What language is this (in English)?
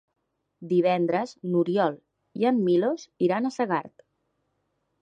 Catalan